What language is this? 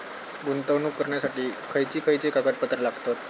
Marathi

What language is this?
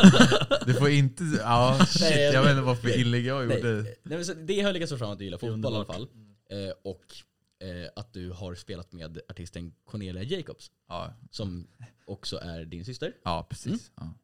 Swedish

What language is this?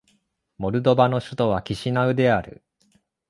Japanese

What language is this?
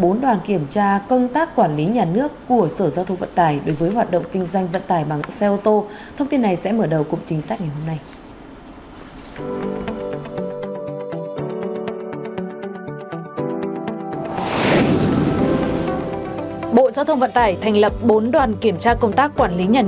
Vietnamese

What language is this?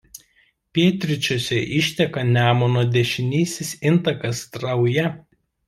Lithuanian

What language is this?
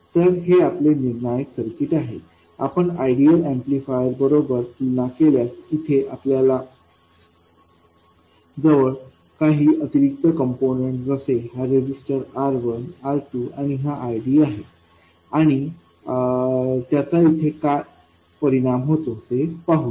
Marathi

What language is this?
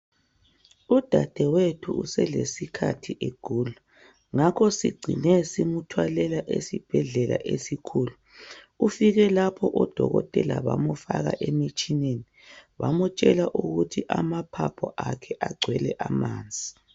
North Ndebele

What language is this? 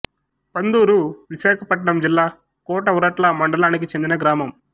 Telugu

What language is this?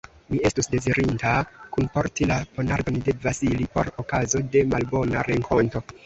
Esperanto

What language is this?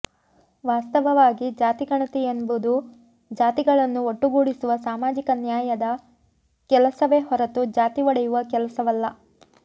Kannada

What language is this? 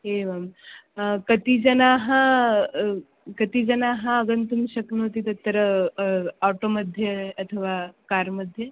Sanskrit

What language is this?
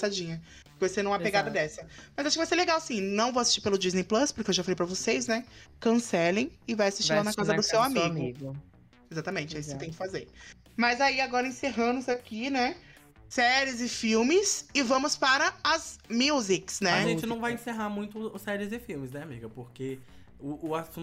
Portuguese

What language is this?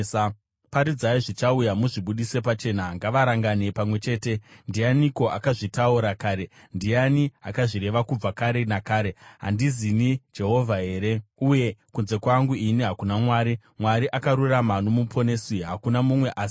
Shona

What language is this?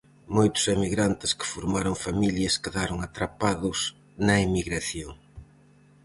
Galician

